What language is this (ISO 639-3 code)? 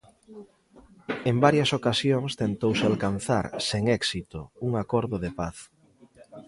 glg